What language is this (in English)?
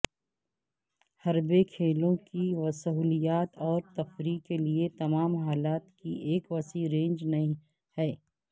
Urdu